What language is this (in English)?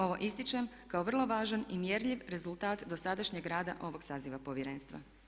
Croatian